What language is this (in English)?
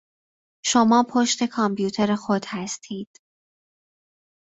Persian